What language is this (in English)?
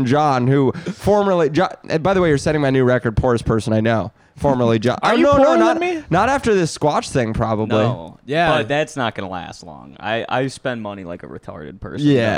English